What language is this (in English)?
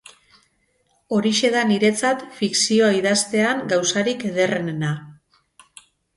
Basque